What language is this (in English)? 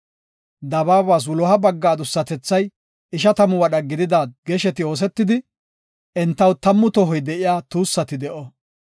Gofa